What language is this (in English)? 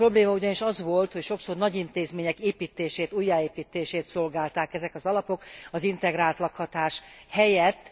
Hungarian